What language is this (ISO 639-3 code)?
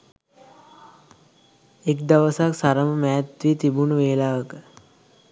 sin